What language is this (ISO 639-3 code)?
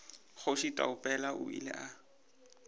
nso